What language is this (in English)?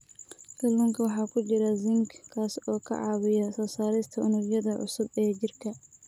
Somali